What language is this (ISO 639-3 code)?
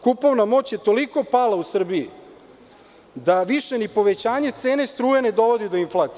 srp